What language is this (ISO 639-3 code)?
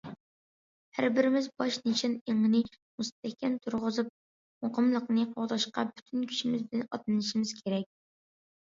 uig